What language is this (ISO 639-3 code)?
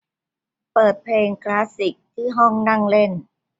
tha